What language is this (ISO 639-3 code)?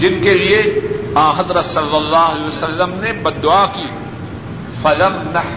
urd